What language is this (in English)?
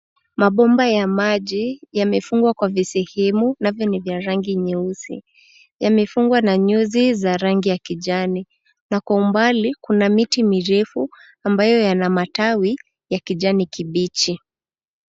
Swahili